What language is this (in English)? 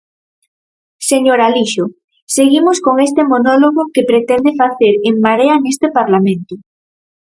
Galician